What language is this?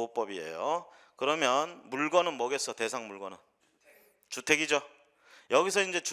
Korean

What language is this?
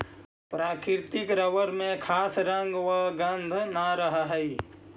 Magahi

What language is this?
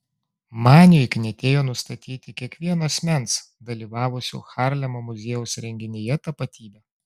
Lithuanian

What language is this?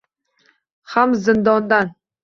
Uzbek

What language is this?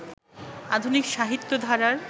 Bangla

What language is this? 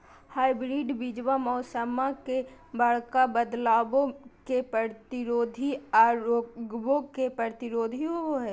Magahi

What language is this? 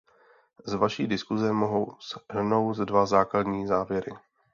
Czech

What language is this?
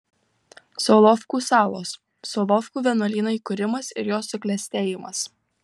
Lithuanian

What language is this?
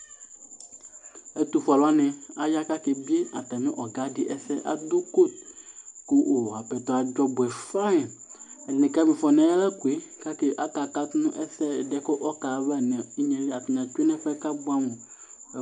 Ikposo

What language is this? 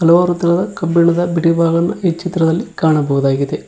Kannada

